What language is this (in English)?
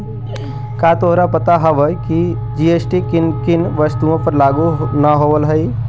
Magahi